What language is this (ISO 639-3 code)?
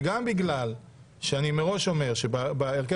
heb